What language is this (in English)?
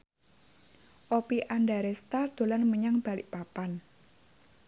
Javanese